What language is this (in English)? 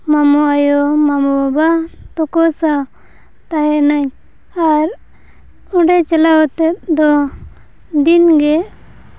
Santali